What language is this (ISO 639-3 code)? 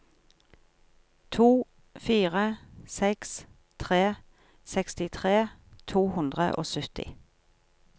nor